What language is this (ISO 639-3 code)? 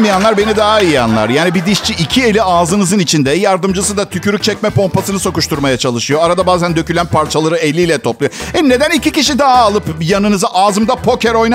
tur